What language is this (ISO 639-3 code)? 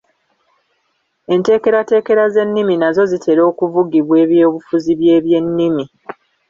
lug